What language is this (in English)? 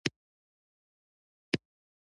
Pashto